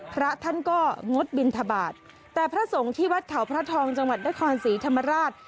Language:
Thai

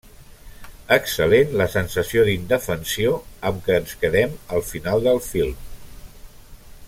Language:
Catalan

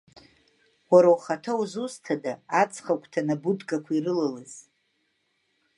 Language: Abkhazian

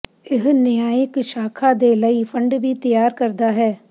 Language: Punjabi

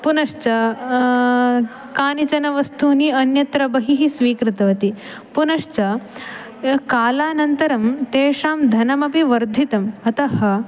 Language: Sanskrit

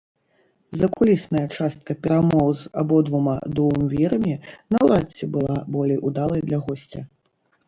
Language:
Belarusian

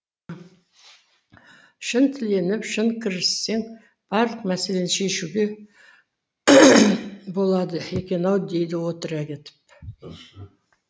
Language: Kazakh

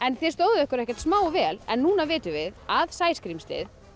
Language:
Icelandic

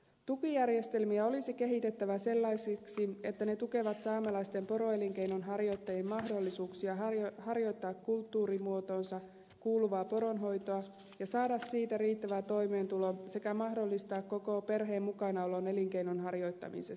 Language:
Finnish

